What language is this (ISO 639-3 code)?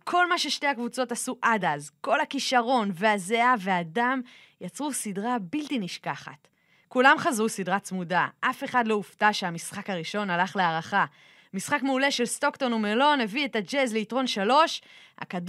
heb